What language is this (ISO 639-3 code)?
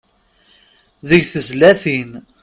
kab